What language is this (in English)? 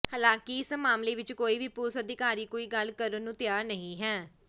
Punjabi